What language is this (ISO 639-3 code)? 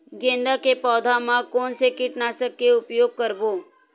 hne